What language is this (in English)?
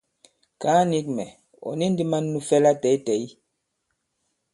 Bankon